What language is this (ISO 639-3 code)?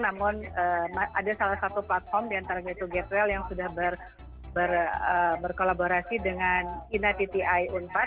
ind